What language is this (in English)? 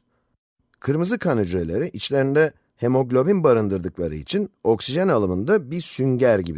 Turkish